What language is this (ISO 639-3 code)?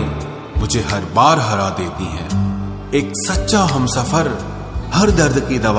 hin